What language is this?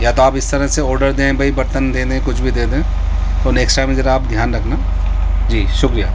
Urdu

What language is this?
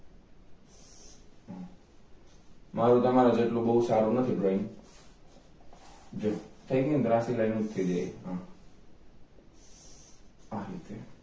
Gujarati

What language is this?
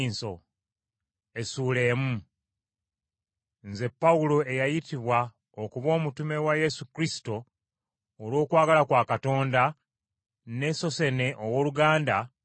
Ganda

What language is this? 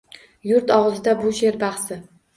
Uzbek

